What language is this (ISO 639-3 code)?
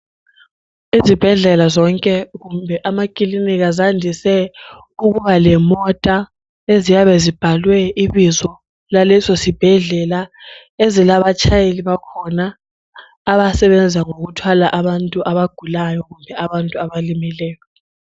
nde